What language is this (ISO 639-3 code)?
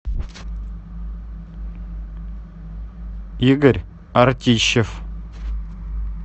rus